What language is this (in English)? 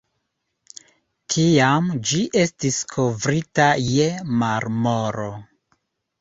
Esperanto